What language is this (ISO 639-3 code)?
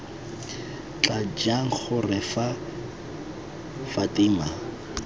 tsn